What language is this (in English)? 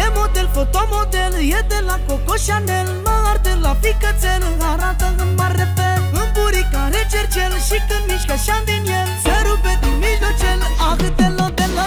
Romanian